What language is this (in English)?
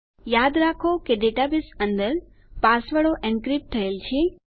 Gujarati